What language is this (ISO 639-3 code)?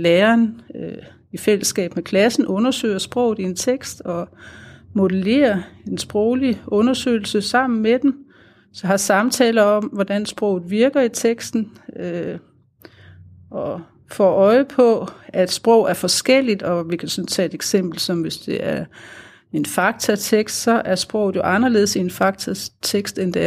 dan